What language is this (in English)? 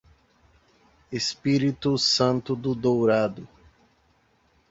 Portuguese